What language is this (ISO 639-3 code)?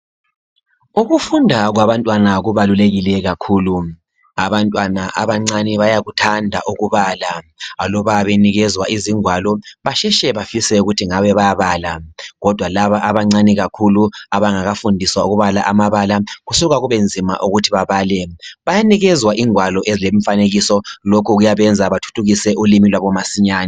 nde